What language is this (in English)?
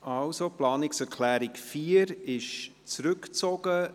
Swiss German